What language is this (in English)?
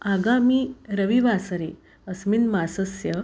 Sanskrit